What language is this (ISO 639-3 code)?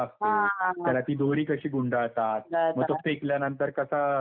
mar